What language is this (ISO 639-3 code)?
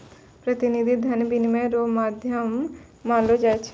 mai